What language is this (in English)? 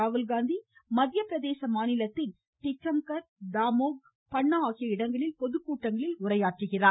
Tamil